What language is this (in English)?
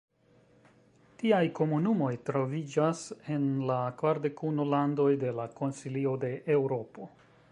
Esperanto